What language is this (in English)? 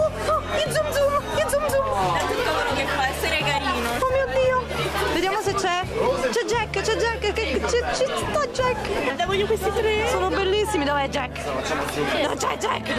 Italian